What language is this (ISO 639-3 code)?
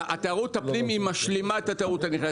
heb